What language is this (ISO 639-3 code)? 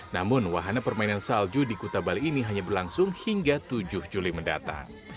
ind